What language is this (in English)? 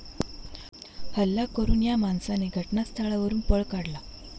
Marathi